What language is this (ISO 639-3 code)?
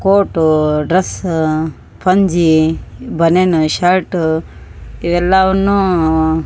kan